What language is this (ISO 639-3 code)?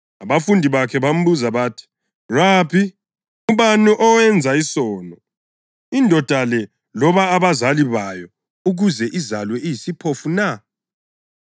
nde